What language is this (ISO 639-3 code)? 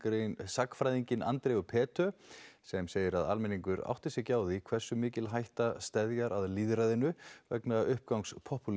isl